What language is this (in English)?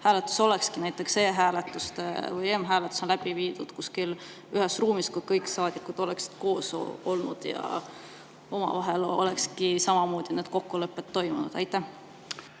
Estonian